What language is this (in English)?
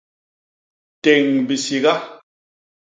Basaa